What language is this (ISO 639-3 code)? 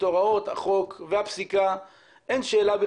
heb